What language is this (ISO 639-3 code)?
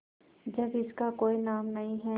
hin